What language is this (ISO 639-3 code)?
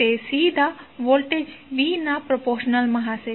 guj